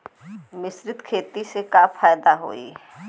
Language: Bhojpuri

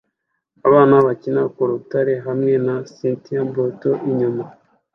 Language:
Kinyarwanda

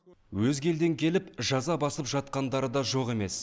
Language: Kazakh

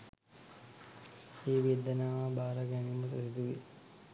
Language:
Sinhala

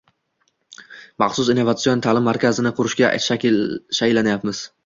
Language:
Uzbek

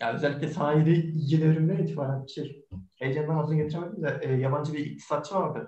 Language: Turkish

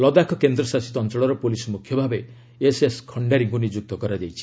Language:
Odia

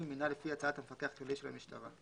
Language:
Hebrew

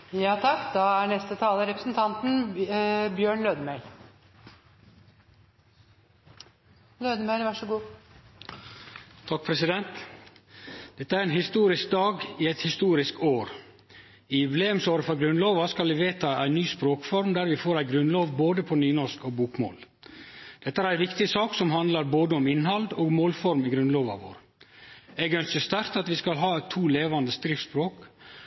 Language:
Norwegian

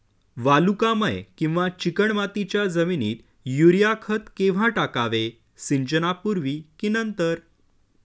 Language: Marathi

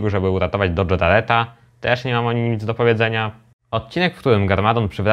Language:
Polish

